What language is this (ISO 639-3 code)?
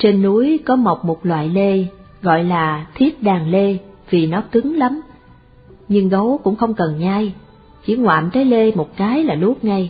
vie